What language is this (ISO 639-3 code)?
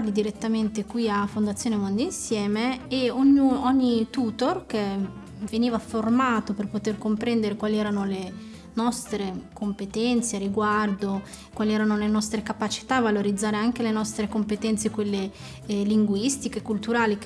ita